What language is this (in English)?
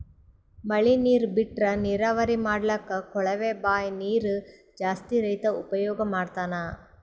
Kannada